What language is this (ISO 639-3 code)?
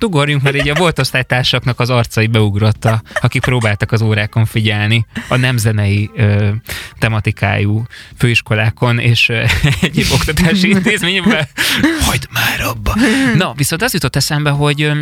hun